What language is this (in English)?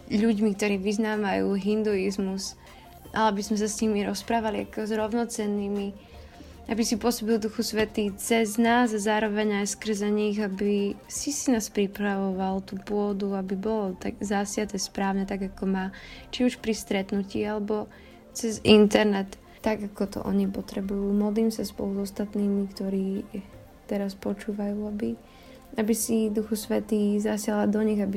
Slovak